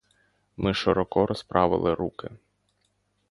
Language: Ukrainian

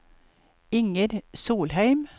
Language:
Norwegian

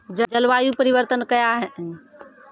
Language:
Maithili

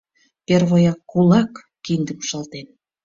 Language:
Mari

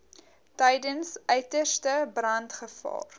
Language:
Afrikaans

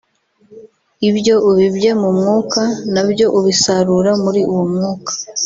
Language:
Kinyarwanda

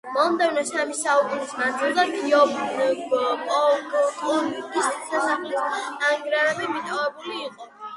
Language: Georgian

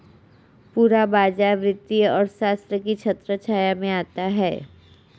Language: Hindi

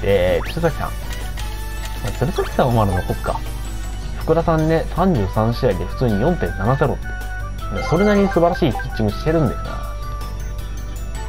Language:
Japanese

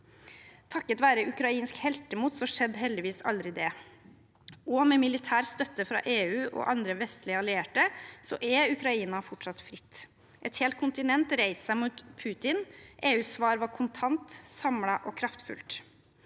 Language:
Norwegian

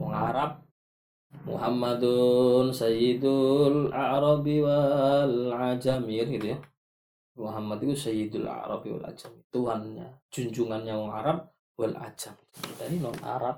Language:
Malay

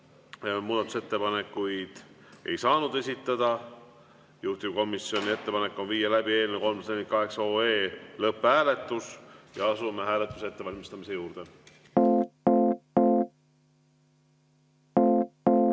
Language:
Estonian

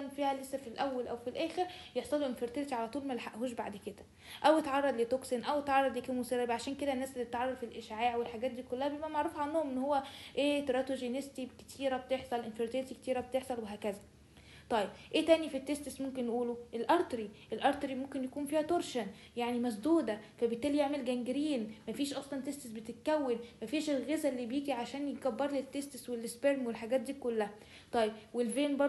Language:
Arabic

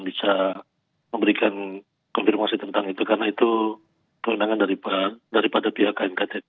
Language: Indonesian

